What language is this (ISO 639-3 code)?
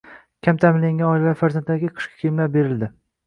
uzb